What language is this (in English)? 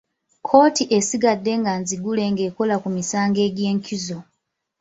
Ganda